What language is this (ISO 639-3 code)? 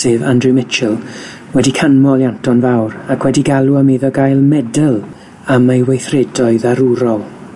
cym